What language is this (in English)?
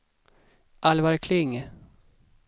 Swedish